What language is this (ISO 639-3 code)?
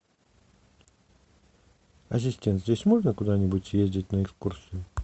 rus